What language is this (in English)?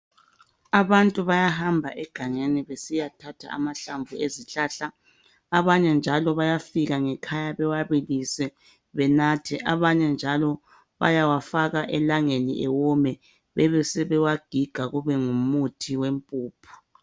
North Ndebele